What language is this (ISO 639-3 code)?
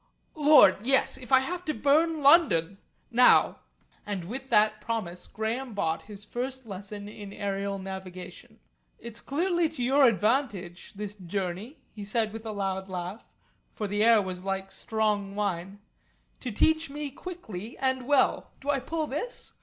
eng